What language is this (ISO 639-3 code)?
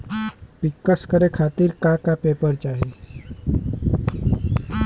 bho